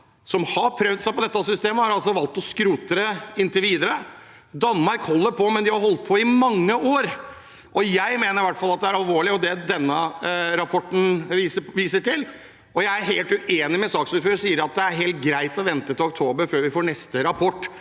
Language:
Norwegian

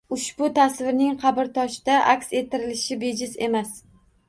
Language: Uzbek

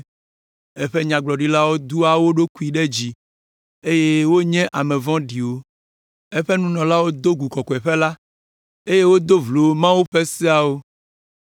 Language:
Ewe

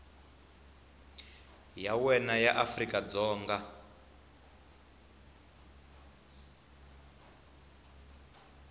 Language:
Tsonga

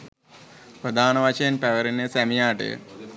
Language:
Sinhala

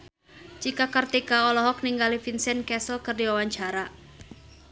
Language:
Sundanese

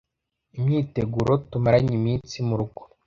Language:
Kinyarwanda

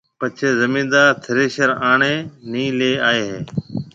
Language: Marwari (Pakistan)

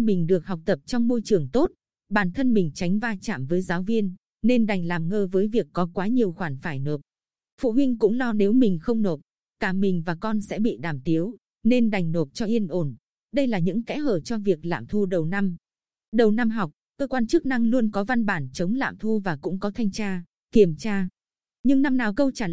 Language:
Vietnamese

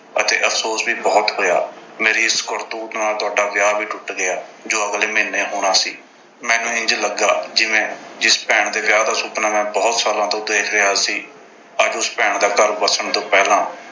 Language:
Punjabi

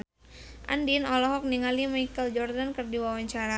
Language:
Sundanese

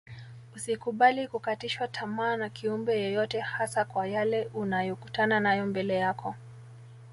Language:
Swahili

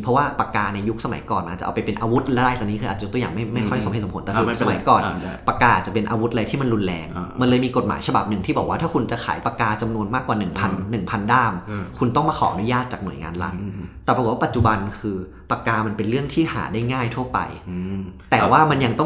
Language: Thai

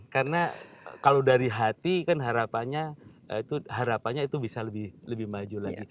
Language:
Indonesian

